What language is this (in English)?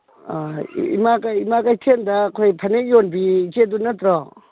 Manipuri